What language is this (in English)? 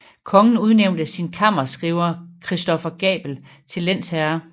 Danish